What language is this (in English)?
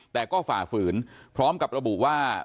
Thai